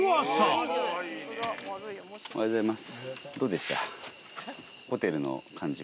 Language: Japanese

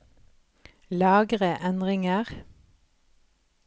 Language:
Norwegian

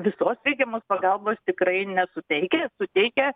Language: Lithuanian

